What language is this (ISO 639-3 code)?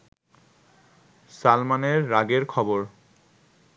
ben